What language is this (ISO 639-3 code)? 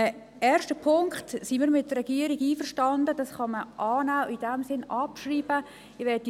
gsw